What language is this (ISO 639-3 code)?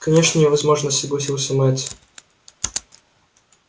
rus